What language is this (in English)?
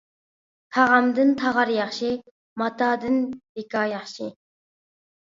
Uyghur